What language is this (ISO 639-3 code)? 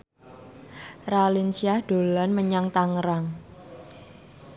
jav